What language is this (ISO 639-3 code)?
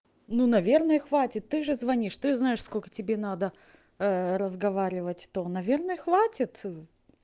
rus